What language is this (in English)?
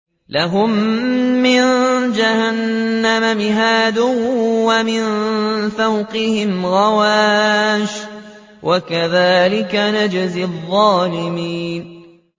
Arabic